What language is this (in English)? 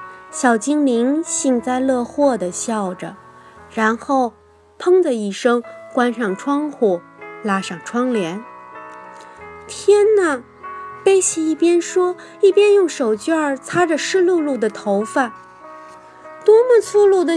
Chinese